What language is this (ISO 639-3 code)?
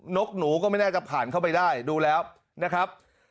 tha